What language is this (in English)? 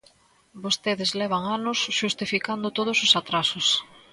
Galician